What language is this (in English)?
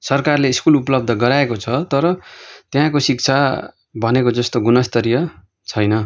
Nepali